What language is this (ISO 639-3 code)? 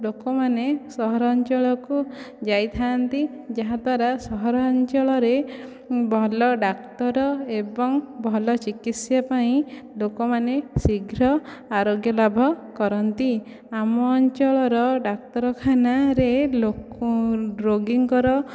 ori